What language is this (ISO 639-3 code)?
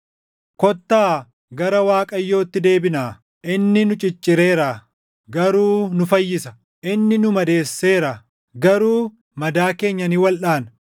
orm